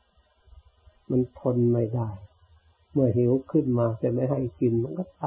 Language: Thai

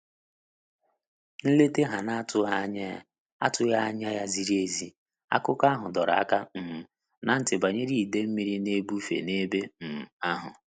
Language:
Igbo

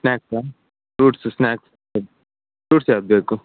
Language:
Kannada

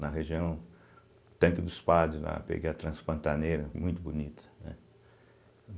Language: Portuguese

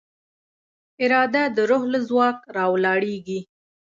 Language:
Pashto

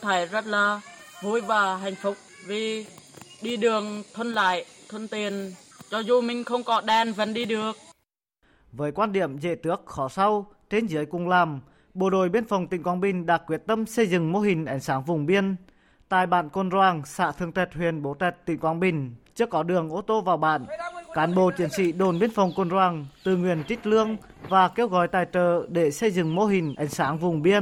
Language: Vietnamese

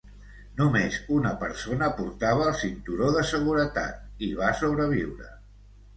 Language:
Catalan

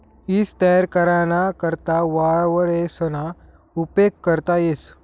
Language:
Marathi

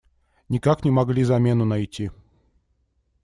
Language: Russian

